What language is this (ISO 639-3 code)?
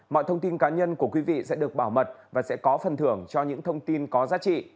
vie